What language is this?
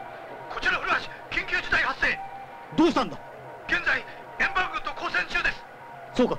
Japanese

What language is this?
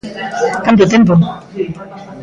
Galician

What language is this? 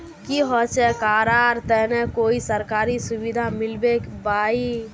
Magahi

